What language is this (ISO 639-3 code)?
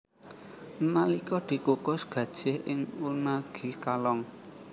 jav